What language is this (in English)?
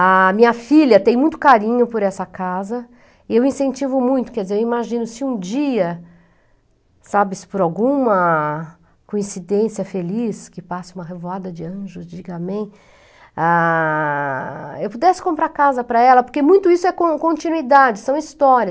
Portuguese